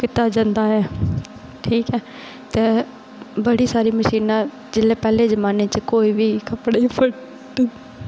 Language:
Dogri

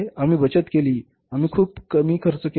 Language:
Marathi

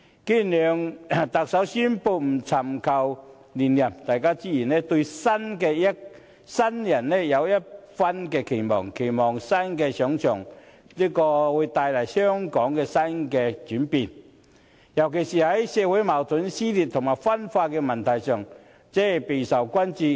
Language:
Cantonese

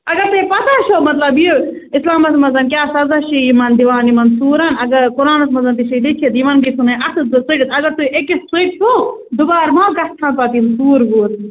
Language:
Kashmiri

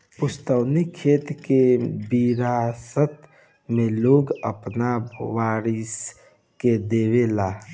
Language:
Bhojpuri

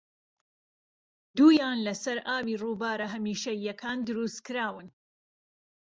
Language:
Central Kurdish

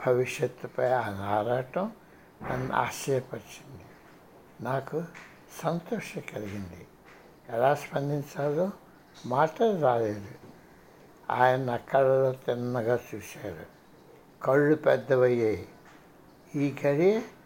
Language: Telugu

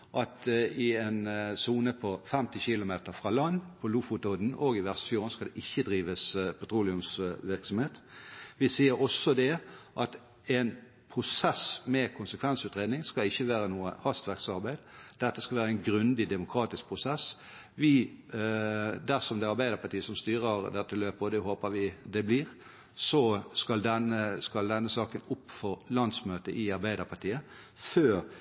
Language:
Norwegian Bokmål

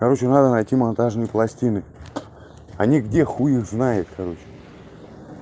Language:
Russian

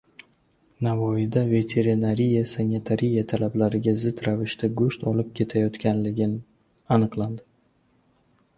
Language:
Uzbek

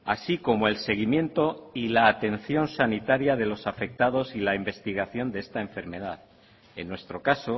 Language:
Spanish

